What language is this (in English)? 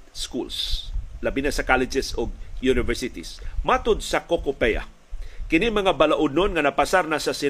Filipino